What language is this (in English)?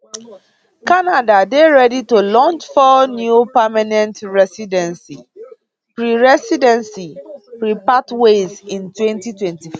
Nigerian Pidgin